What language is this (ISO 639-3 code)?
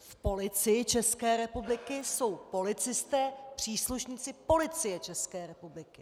ces